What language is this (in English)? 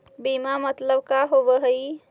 Magahi